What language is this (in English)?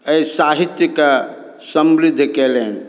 Maithili